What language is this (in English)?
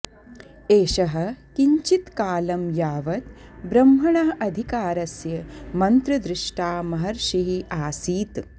Sanskrit